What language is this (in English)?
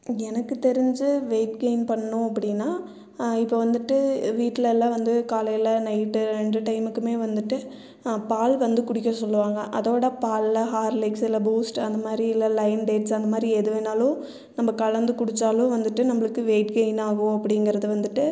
Tamil